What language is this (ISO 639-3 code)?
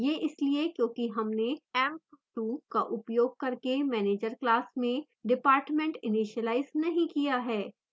hin